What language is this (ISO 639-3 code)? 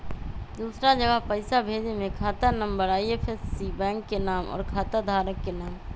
mag